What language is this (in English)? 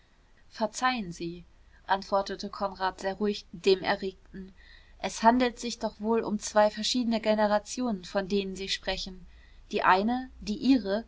German